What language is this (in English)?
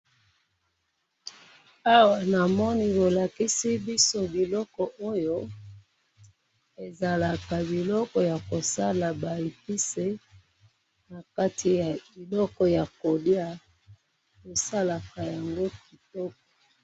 Lingala